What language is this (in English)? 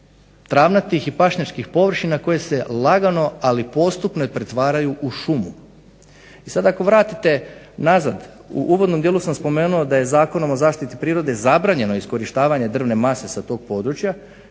Croatian